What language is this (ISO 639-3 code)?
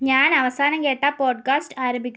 mal